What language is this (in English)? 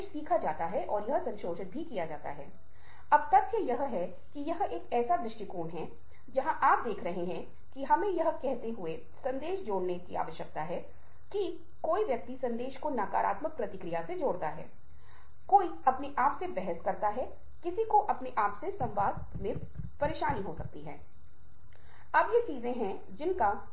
Hindi